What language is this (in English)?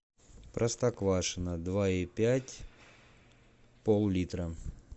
Russian